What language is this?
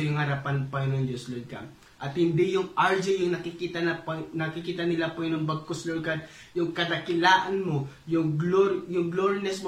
Filipino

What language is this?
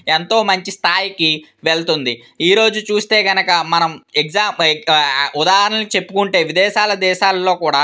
Telugu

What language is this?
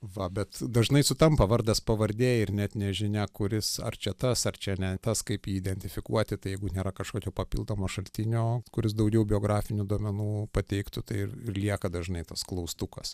Lithuanian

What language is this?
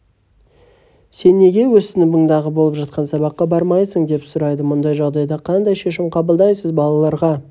Kazakh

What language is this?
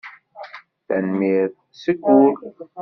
Kabyle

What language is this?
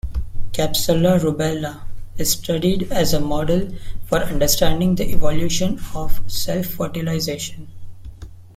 English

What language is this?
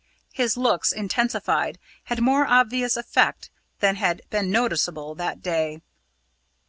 English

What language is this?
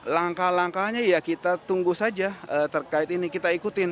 Indonesian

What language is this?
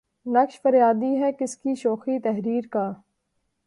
Urdu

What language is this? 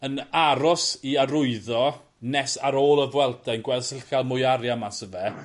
Welsh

